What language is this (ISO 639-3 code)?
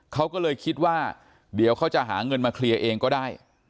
tha